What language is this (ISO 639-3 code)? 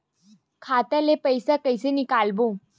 hne